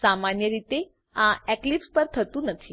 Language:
Gujarati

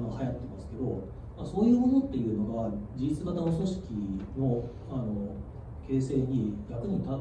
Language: Japanese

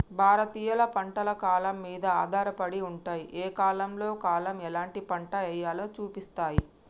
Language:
Telugu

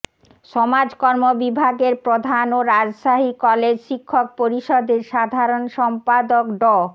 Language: Bangla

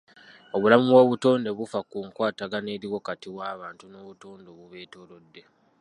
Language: Ganda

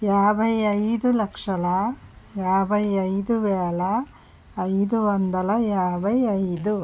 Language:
Telugu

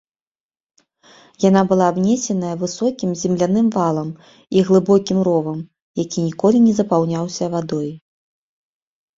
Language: Belarusian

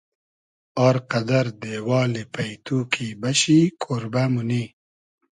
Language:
Hazaragi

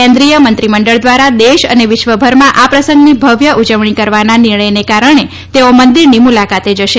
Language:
Gujarati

